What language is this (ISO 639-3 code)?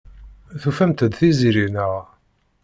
kab